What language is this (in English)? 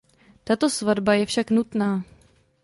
Czech